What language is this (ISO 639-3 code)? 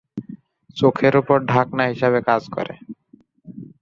ben